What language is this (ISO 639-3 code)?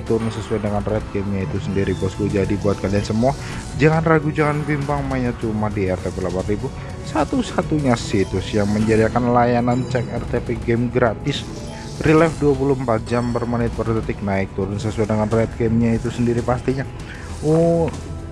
ind